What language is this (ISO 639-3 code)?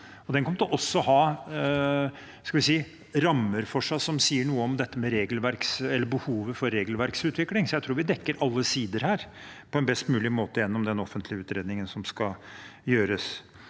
nor